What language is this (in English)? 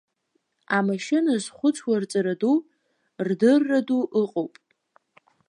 Abkhazian